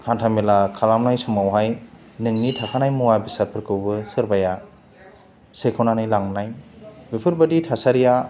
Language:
Bodo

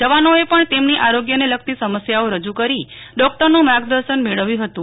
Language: Gujarati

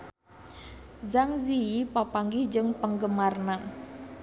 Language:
Sundanese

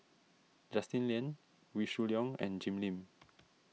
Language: English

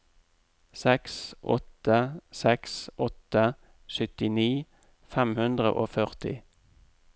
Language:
Norwegian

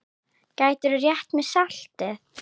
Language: Icelandic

